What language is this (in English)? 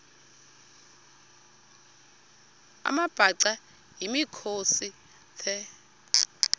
Xhosa